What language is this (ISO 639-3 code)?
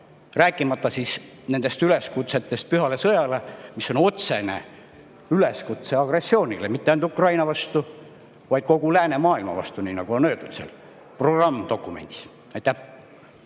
est